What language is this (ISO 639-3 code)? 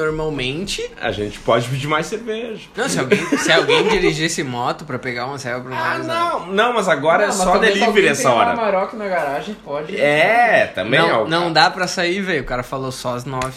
por